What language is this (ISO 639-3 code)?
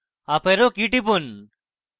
ben